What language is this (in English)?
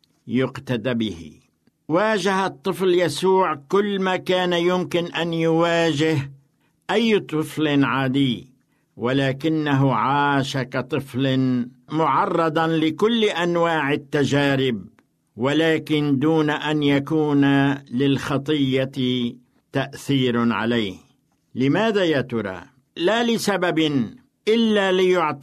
Arabic